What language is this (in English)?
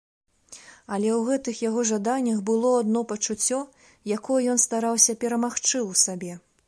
Belarusian